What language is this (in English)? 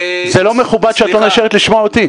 Hebrew